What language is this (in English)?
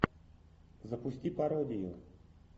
Russian